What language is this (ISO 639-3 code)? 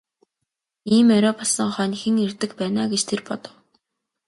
mon